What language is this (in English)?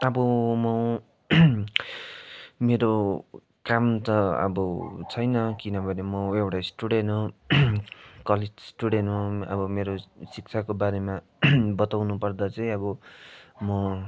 Nepali